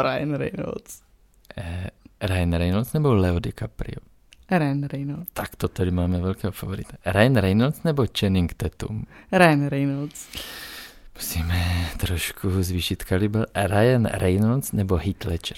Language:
Czech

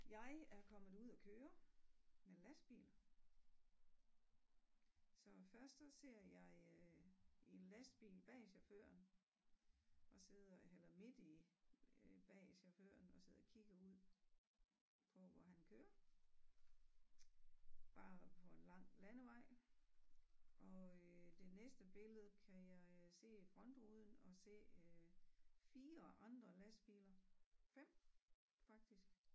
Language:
Danish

